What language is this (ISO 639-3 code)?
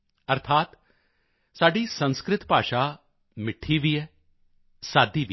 pan